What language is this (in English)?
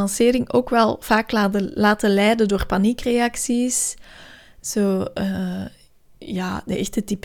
Dutch